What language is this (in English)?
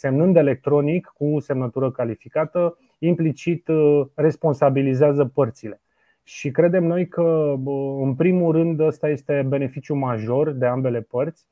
Romanian